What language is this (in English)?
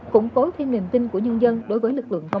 Vietnamese